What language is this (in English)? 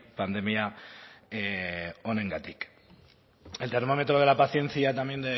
Spanish